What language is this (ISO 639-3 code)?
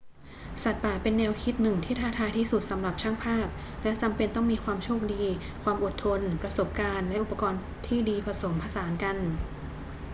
tha